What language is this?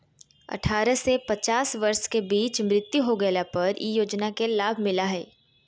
Magahi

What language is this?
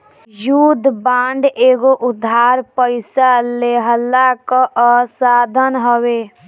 Bhojpuri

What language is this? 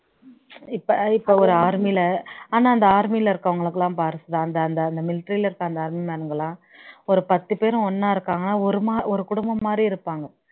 Tamil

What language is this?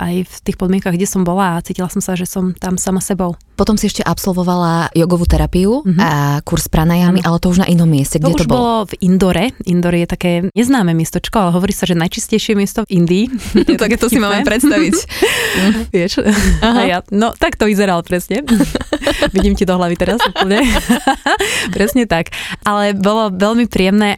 Slovak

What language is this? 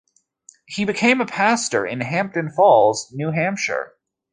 English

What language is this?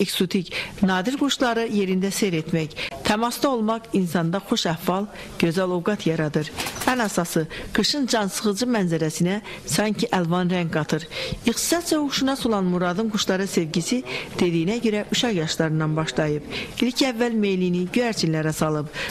Turkish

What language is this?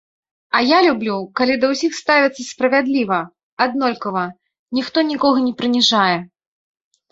Belarusian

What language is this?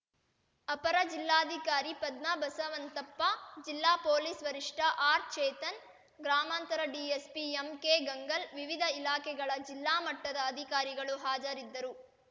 Kannada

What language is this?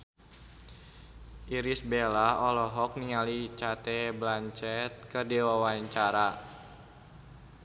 Sundanese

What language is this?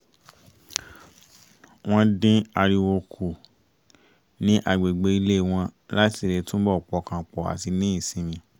Yoruba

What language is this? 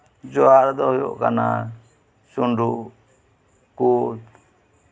Santali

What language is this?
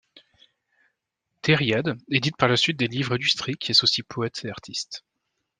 French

